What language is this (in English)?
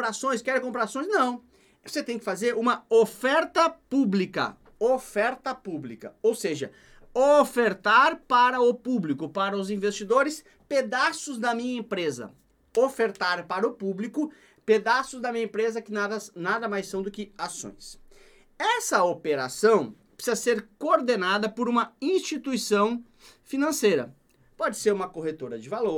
Portuguese